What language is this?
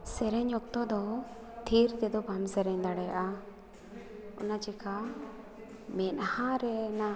Santali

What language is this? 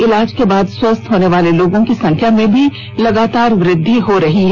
Hindi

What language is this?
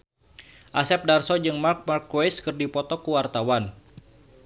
Sundanese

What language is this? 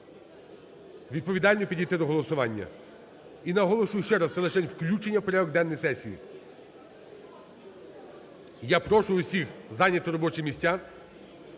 Ukrainian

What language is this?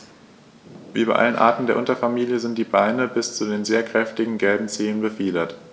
German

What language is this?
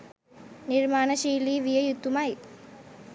Sinhala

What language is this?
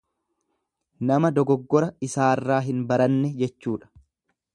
Oromo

